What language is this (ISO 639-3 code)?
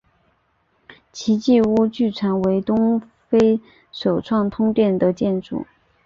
zho